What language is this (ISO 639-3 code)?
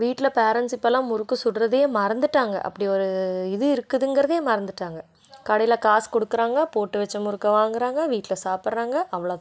tam